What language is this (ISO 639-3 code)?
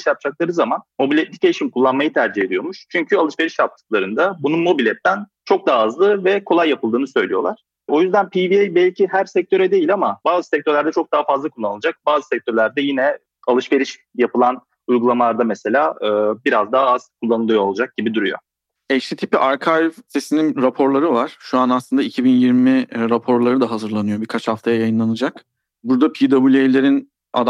tur